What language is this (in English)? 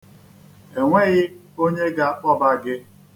Igbo